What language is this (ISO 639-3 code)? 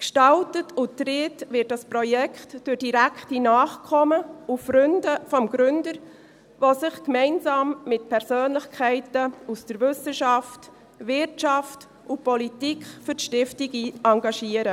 gsw